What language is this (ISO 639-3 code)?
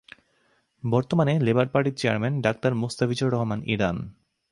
ben